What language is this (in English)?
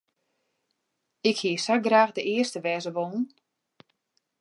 Western Frisian